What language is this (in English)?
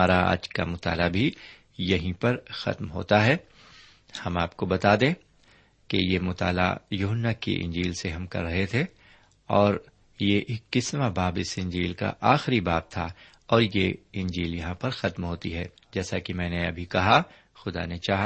Urdu